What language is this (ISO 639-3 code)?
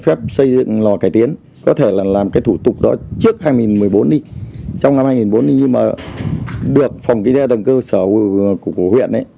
vie